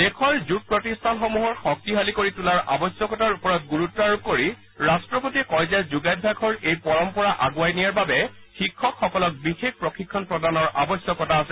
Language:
Assamese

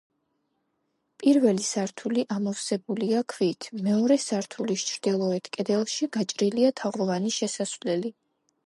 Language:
Georgian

